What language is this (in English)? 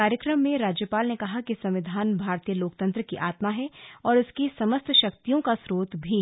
Hindi